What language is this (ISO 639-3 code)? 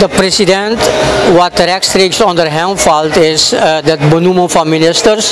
nld